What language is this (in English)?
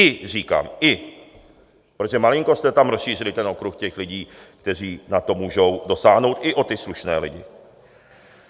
Czech